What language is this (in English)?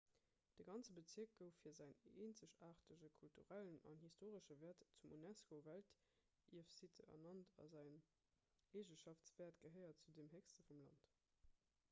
Luxembourgish